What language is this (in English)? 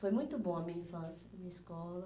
Portuguese